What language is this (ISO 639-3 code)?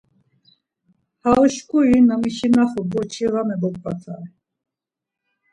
lzz